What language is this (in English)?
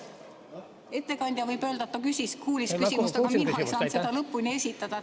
Estonian